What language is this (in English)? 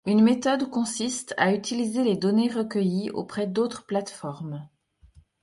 French